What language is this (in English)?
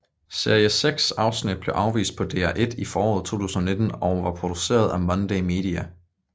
Danish